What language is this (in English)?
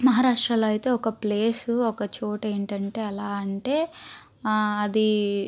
Telugu